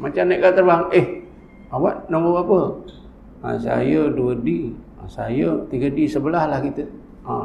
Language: Malay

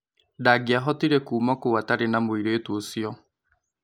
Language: Kikuyu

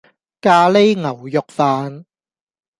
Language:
Cantonese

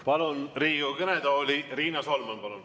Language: Estonian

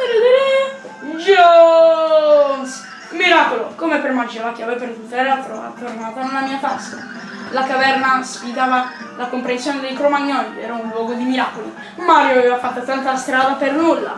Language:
Italian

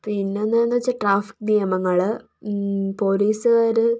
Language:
Malayalam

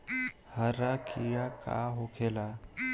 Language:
Bhojpuri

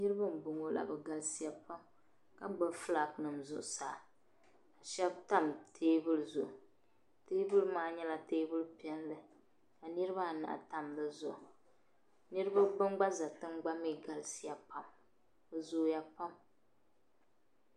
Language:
Dagbani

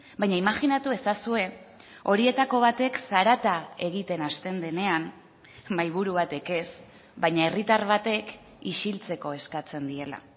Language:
Basque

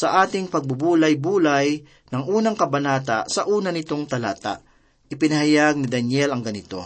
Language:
Filipino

